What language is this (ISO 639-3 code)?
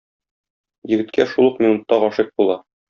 tat